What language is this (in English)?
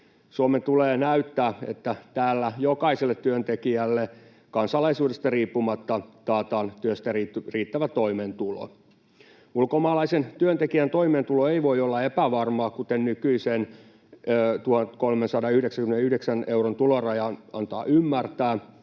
Finnish